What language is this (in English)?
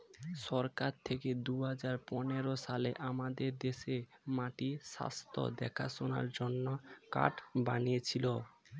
Bangla